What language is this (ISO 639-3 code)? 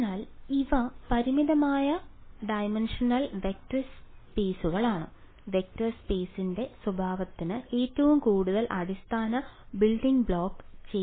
mal